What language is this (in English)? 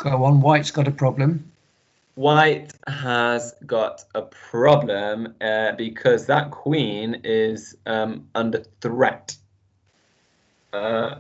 English